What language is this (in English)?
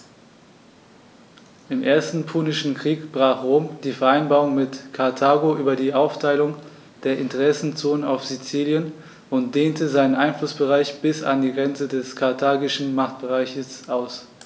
German